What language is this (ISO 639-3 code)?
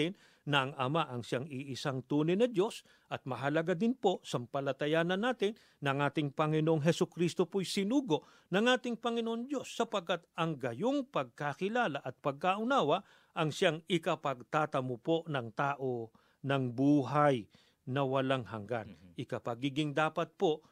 fil